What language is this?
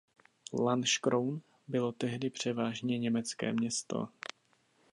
Czech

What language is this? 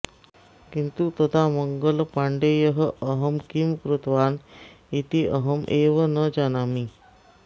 Sanskrit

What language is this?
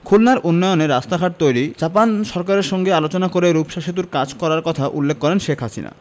Bangla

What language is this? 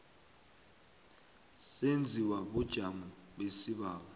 South Ndebele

